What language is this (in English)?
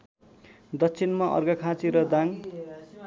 Nepali